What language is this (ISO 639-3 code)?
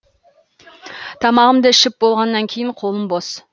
kaz